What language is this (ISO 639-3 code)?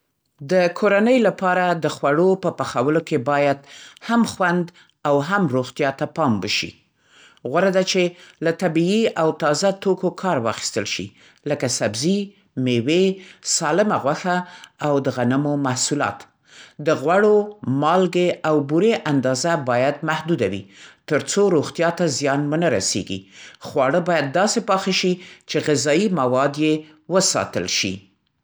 pst